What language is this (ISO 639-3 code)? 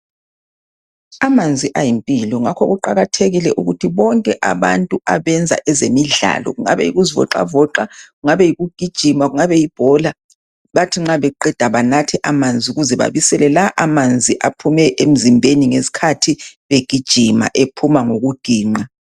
nde